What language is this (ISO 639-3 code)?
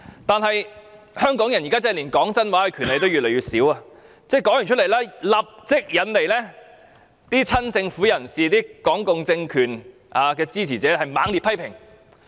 yue